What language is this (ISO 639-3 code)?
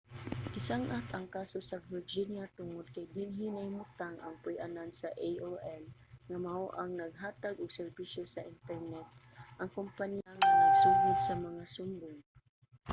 ceb